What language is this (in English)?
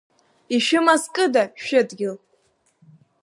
Abkhazian